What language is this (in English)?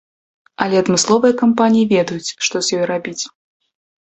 Belarusian